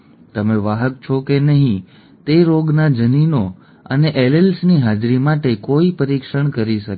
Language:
Gujarati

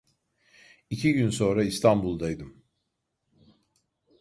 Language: Turkish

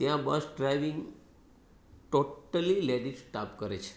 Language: Gujarati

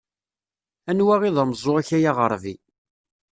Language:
Kabyle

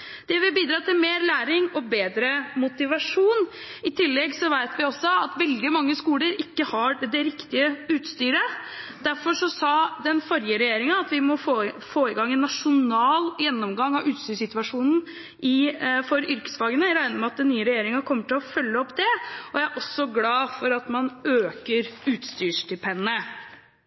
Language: Norwegian Bokmål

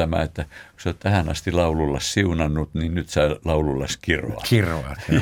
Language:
Finnish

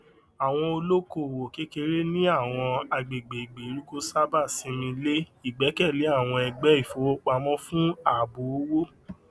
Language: Yoruba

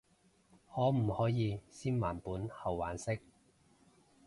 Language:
Cantonese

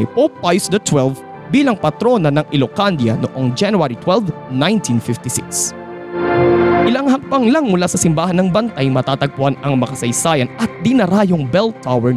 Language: Filipino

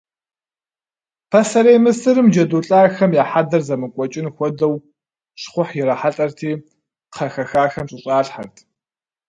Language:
Kabardian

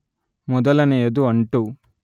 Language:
Kannada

